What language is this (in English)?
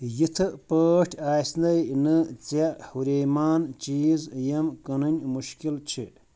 Kashmiri